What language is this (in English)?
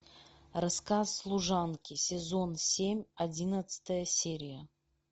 Russian